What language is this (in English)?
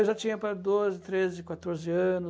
Portuguese